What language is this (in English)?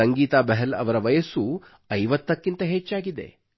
Kannada